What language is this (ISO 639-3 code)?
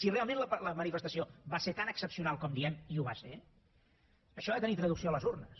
cat